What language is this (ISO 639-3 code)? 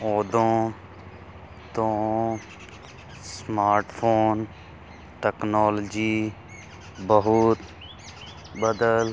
pan